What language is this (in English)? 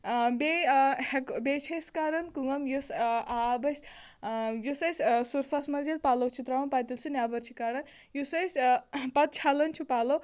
Kashmiri